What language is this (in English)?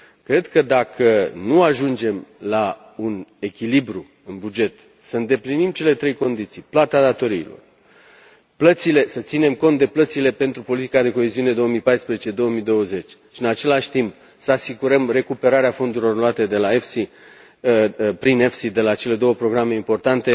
Romanian